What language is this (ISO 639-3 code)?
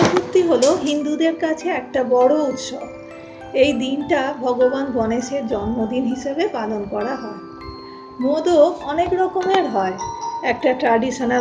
ben